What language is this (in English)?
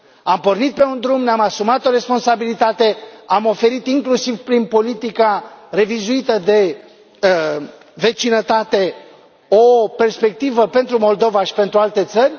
Romanian